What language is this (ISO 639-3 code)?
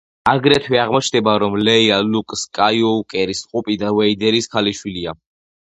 kat